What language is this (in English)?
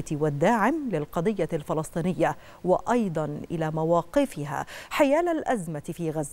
Arabic